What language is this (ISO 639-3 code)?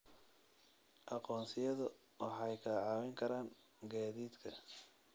som